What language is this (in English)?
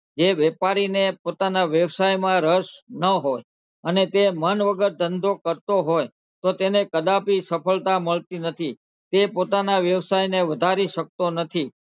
Gujarati